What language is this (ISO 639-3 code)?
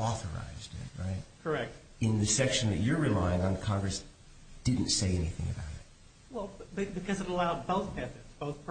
eng